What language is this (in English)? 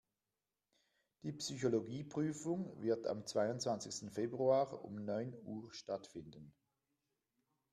German